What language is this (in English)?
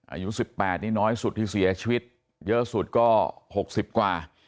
Thai